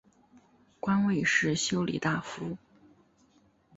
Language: Chinese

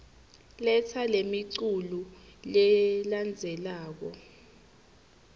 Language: Swati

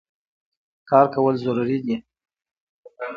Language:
Pashto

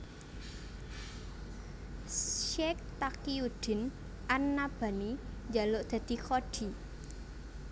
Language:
Javanese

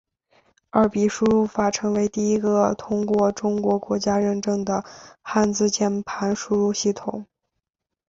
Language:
Chinese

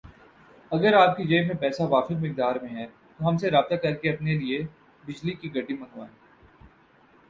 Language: Urdu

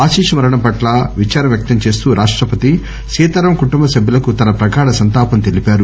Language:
Telugu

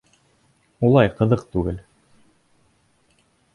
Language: Bashkir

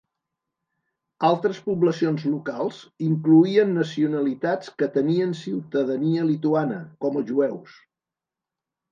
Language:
Catalan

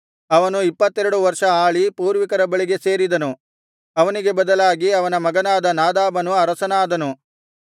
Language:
Kannada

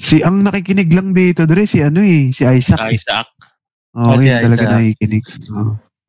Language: Filipino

